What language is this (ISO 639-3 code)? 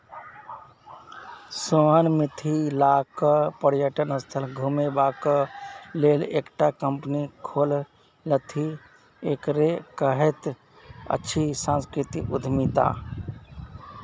mai